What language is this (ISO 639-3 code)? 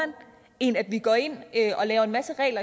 dan